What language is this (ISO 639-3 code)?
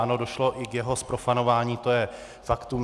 ces